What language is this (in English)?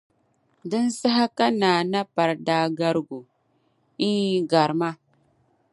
Dagbani